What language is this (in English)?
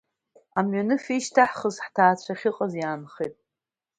Abkhazian